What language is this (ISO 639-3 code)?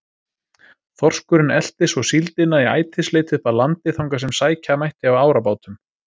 isl